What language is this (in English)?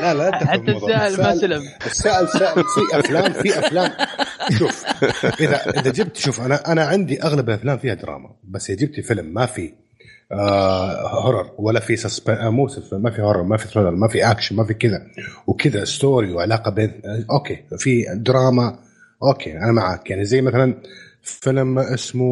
Arabic